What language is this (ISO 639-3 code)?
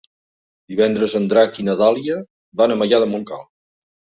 cat